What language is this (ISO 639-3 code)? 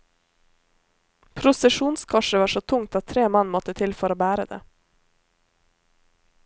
nor